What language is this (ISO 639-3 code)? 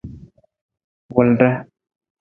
nmz